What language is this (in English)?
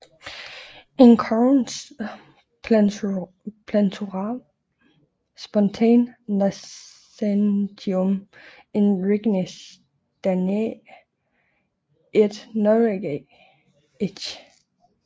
Danish